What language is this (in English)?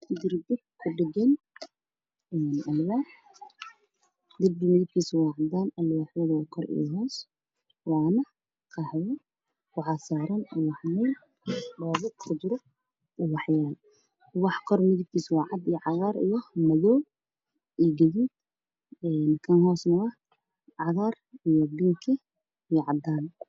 Somali